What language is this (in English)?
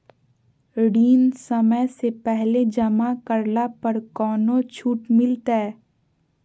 Magahi